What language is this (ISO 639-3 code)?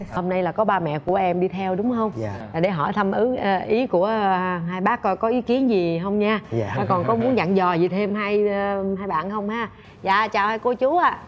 vie